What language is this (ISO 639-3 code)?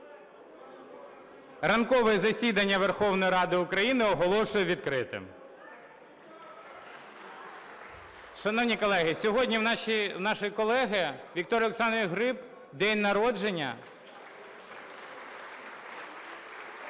ukr